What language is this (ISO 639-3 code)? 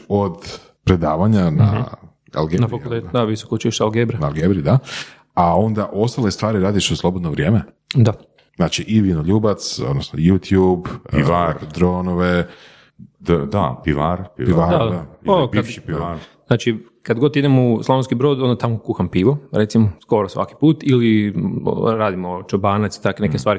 hrv